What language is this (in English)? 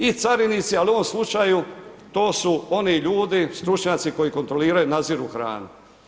Croatian